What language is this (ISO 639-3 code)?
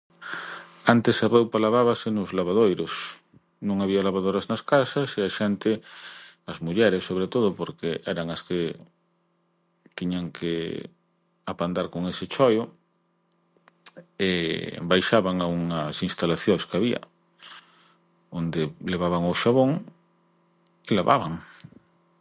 glg